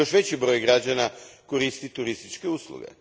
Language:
Croatian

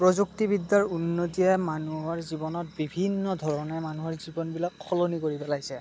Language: Assamese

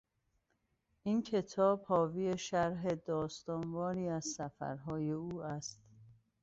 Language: Persian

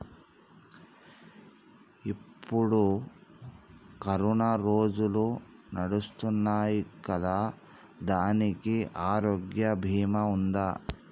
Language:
Telugu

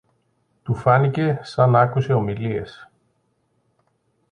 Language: Greek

